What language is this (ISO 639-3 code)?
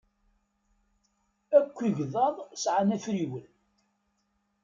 kab